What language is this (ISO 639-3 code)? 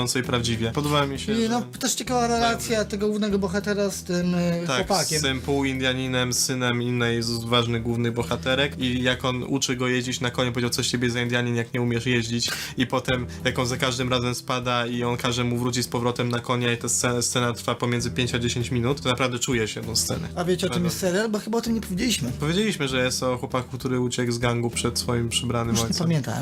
pol